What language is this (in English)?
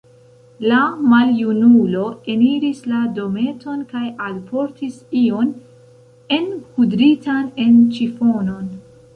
Esperanto